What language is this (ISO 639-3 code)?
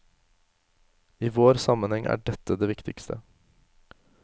nor